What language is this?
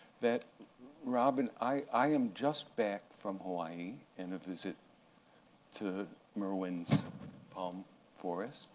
English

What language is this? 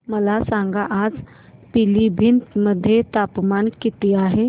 Marathi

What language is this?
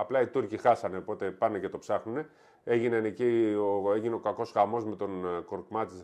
Greek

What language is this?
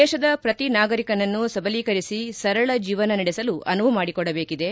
Kannada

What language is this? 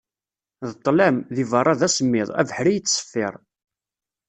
Kabyle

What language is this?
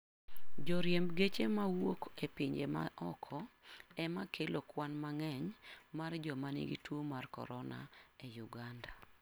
Luo (Kenya and Tanzania)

